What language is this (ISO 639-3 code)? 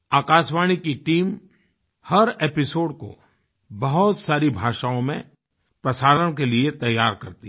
hin